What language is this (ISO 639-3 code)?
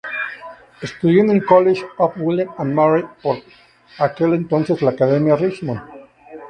spa